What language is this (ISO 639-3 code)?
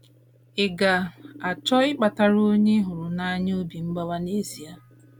ibo